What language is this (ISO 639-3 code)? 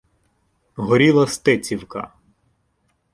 ukr